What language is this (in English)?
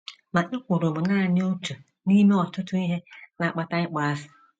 Igbo